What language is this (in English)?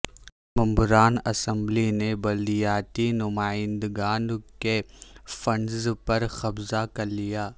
Urdu